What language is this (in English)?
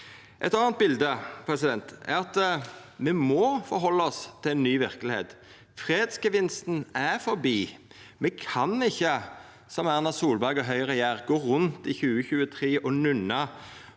Norwegian